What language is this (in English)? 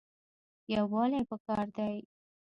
Pashto